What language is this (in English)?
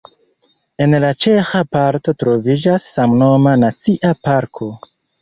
Esperanto